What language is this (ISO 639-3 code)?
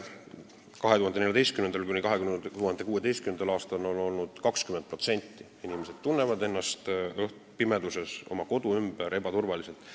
est